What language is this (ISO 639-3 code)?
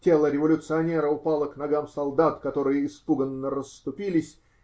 rus